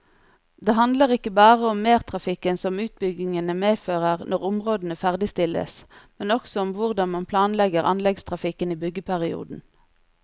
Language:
Norwegian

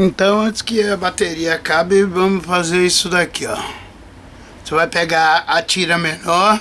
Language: Portuguese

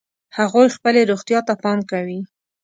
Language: Pashto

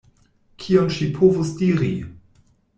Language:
Esperanto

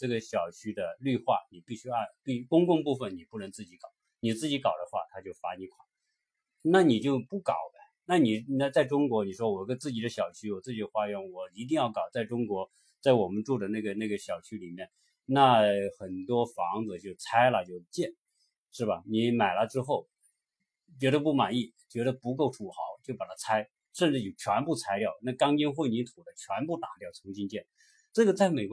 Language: Chinese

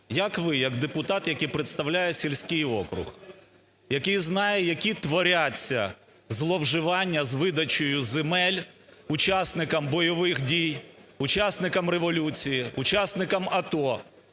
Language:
Ukrainian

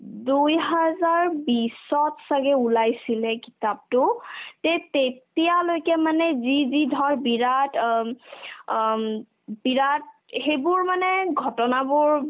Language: Assamese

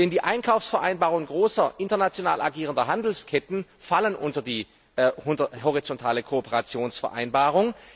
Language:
German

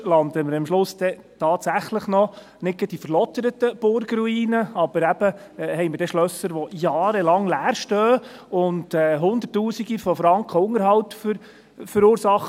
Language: Swiss German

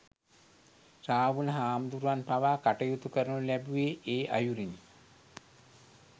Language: Sinhala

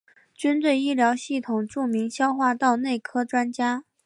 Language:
Chinese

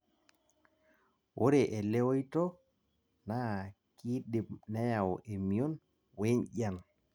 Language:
Masai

